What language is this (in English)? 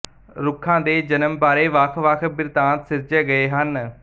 Punjabi